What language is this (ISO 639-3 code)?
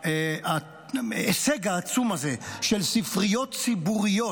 heb